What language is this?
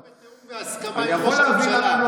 Hebrew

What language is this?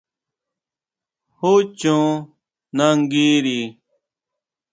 Huautla Mazatec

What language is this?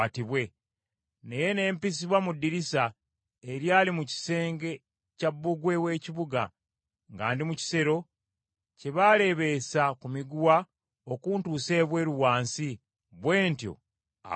Ganda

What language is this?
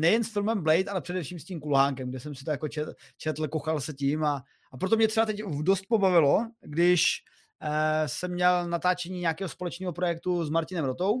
Czech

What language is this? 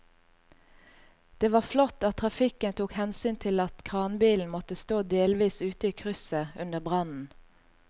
Norwegian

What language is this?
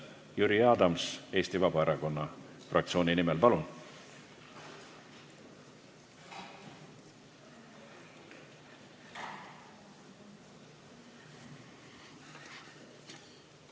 Estonian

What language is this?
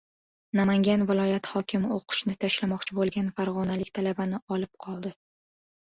Uzbek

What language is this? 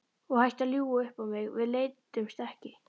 Icelandic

